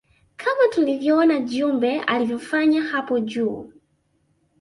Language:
Swahili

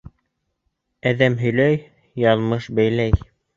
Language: Bashkir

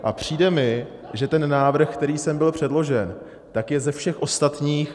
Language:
Czech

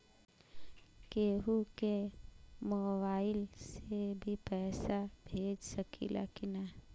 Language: Bhojpuri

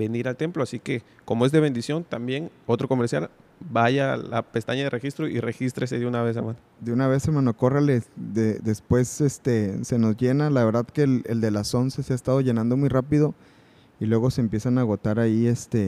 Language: Spanish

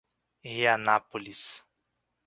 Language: Portuguese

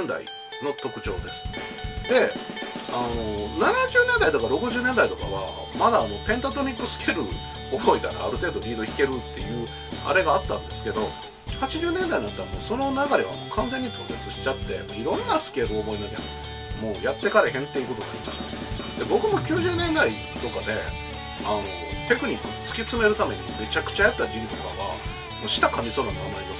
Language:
Japanese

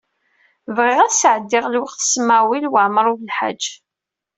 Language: Kabyle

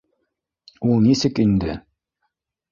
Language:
Bashkir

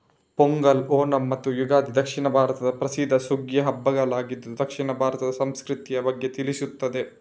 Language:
Kannada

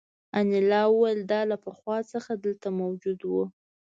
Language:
Pashto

